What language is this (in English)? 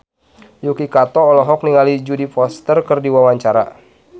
Sundanese